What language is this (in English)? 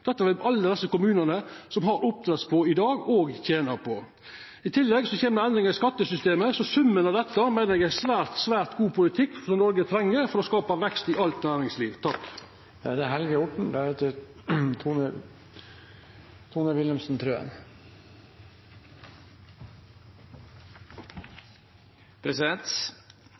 Norwegian